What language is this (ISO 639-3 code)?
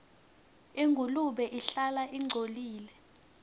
ssw